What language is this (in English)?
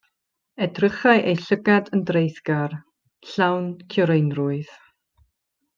Welsh